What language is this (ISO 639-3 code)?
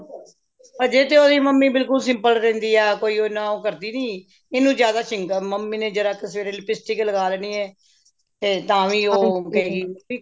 pan